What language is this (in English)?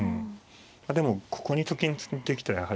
Japanese